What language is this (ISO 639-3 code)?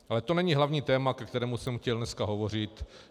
ces